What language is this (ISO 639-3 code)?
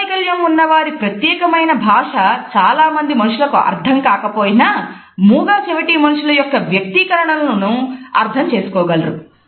tel